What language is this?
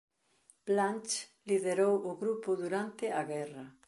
Galician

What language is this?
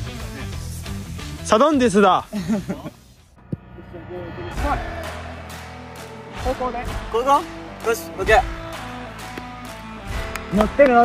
Japanese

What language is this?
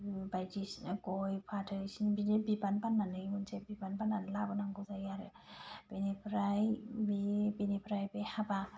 Bodo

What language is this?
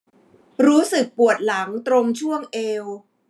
Thai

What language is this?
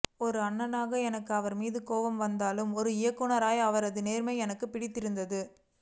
Tamil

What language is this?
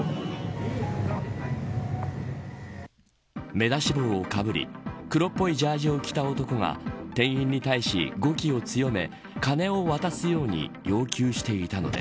Japanese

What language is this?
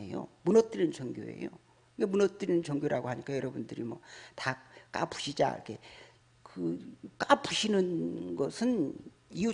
Korean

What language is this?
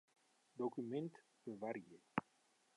Western Frisian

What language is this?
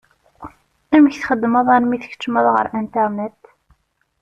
Kabyle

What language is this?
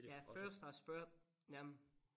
Danish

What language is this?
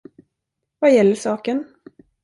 Swedish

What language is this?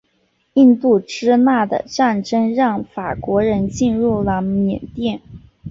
Chinese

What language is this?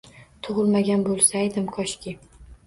Uzbek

